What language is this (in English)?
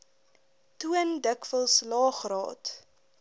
Afrikaans